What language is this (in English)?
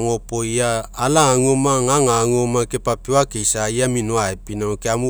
Mekeo